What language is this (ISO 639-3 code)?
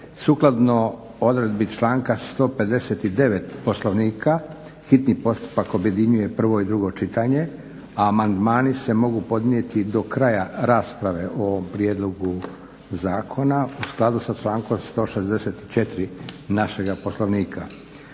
hrv